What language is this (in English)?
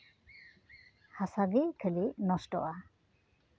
Santali